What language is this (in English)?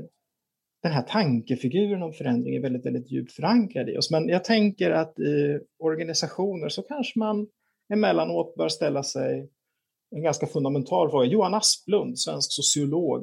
Swedish